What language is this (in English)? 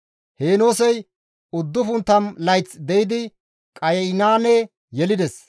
Gamo